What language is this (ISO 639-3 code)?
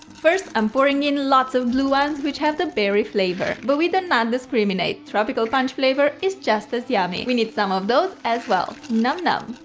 eng